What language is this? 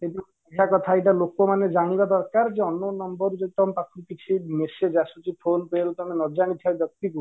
Odia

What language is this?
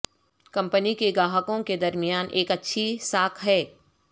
Urdu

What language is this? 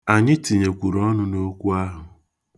Igbo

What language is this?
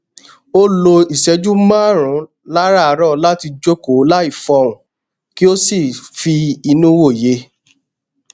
Yoruba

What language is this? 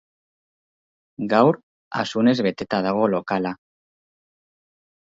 Basque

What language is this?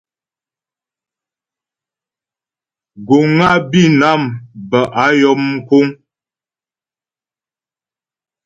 Ghomala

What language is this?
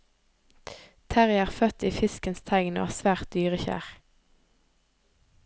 Norwegian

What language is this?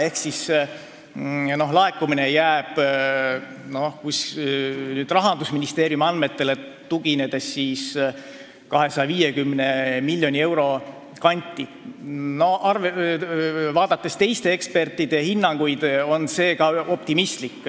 Estonian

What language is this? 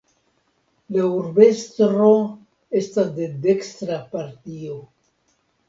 Esperanto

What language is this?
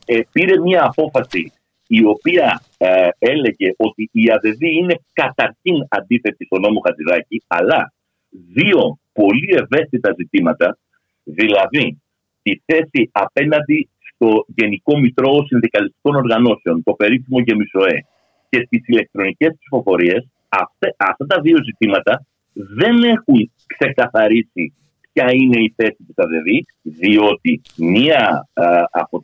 Greek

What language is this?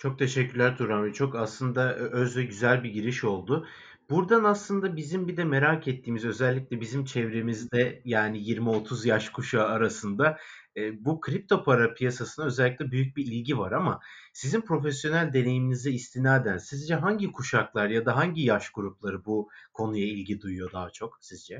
Turkish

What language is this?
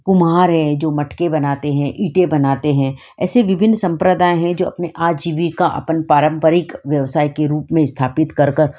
Hindi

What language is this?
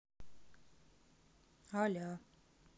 Russian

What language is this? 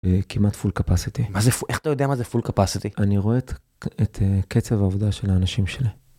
Hebrew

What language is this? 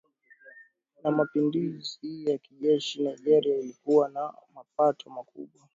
Swahili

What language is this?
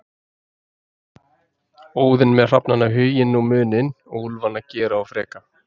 Icelandic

